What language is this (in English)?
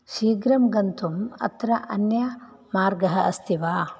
Sanskrit